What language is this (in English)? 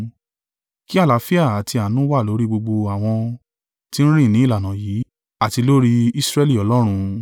Yoruba